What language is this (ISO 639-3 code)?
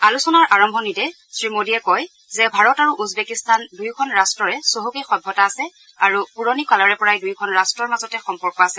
asm